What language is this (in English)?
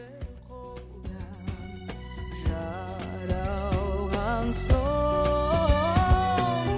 Kazakh